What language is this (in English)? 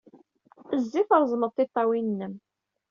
Kabyle